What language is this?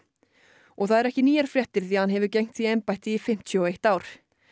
Icelandic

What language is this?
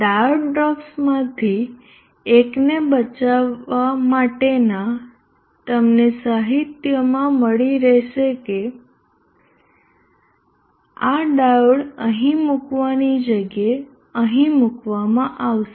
Gujarati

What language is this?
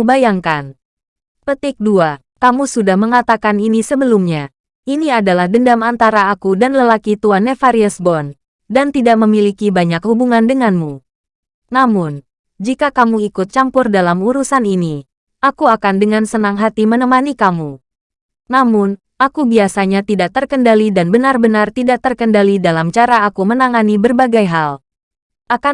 Indonesian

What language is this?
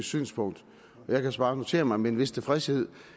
Danish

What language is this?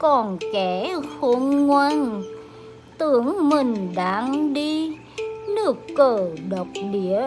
Vietnamese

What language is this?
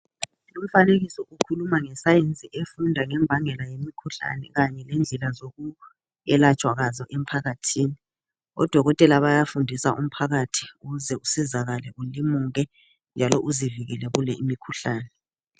North Ndebele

